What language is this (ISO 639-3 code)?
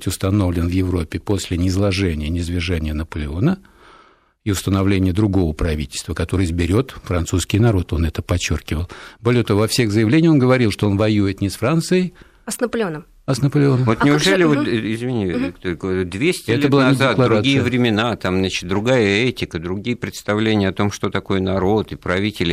rus